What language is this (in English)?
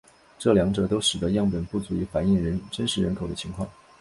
Chinese